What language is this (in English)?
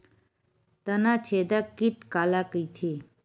Chhattisgarhi